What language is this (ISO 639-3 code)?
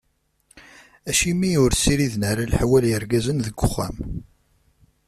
kab